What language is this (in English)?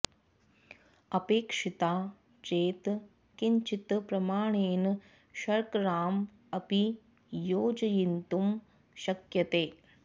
Sanskrit